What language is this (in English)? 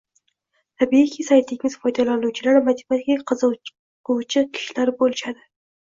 Uzbek